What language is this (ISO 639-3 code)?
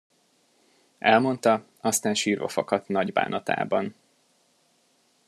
hun